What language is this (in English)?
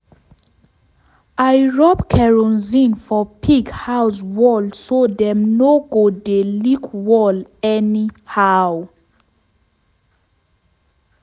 Nigerian Pidgin